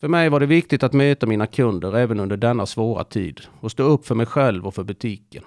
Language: Swedish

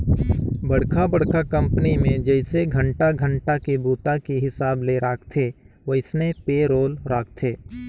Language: Chhattisgarhi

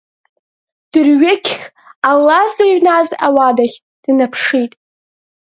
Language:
Abkhazian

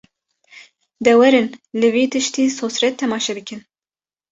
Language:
Kurdish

